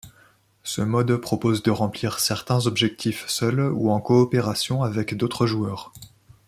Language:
French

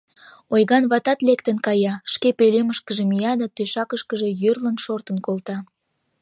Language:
Mari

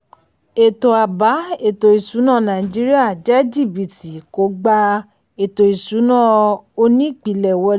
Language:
Yoruba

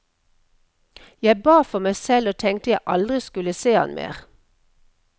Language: Norwegian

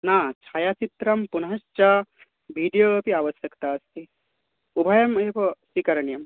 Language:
Sanskrit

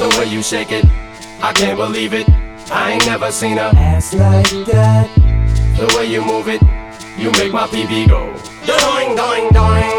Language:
Spanish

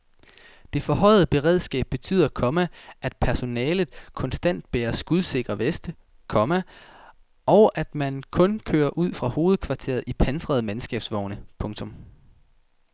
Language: Danish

